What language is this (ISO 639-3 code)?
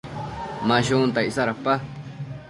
mcf